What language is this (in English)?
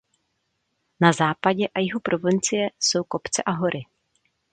Czech